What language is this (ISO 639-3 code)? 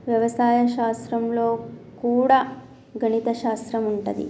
tel